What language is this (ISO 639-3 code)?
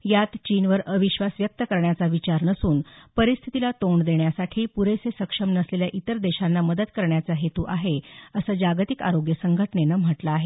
mar